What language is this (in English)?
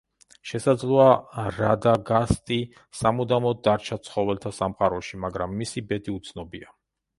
Georgian